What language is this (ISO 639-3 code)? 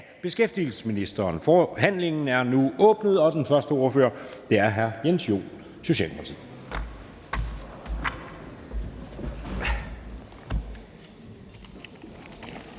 dan